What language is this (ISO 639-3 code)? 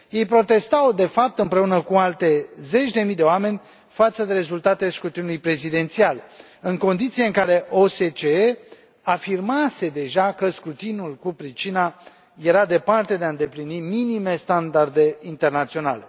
ron